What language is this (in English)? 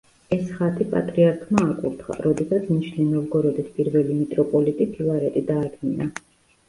Georgian